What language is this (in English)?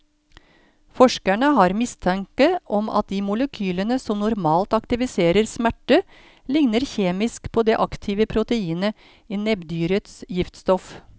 Norwegian